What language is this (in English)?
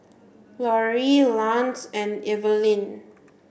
English